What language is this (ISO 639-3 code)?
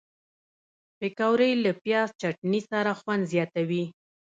pus